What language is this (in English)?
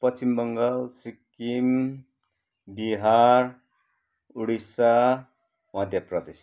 Nepali